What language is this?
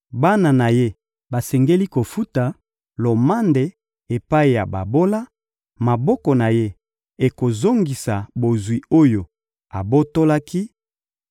Lingala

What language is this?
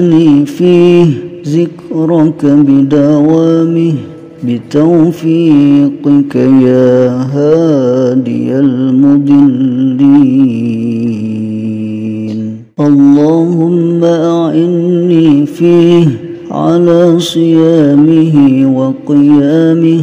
Arabic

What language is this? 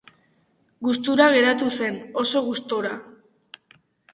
Basque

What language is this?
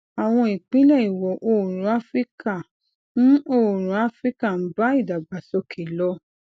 Yoruba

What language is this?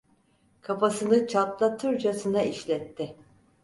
Turkish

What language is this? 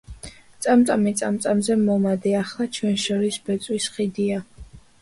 Georgian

